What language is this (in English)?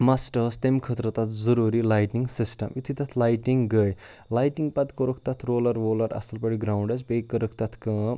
Kashmiri